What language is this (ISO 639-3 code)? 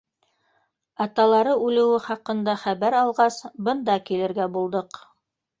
bak